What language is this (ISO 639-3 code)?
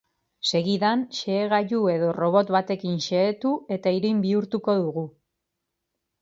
eus